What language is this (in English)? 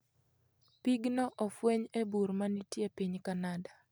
Luo (Kenya and Tanzania)